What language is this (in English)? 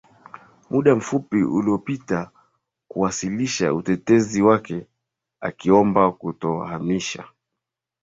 Swahili